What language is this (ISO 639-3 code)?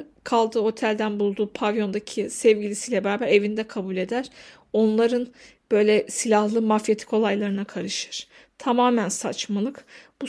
tur